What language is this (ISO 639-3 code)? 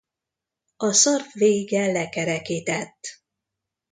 hun